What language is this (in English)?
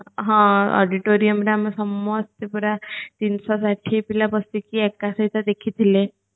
Odia